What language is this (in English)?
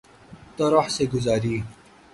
Urdu